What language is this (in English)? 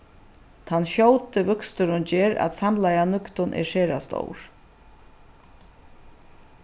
Faroese